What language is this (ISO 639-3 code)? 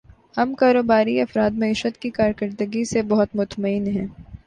urd